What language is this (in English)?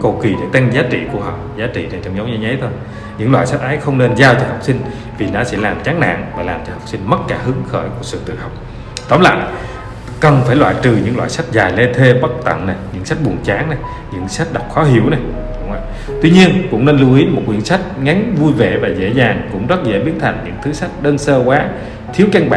Vietnamese